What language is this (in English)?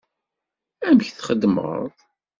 Kabyle